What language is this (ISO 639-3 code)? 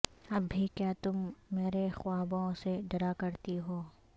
urd